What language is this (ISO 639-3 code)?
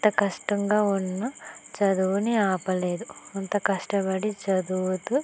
tel